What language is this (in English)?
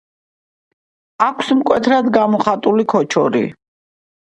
Georgian